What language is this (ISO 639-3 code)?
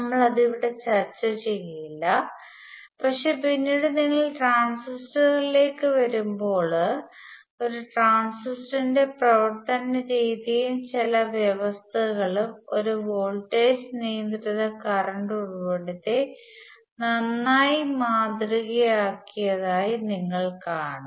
mal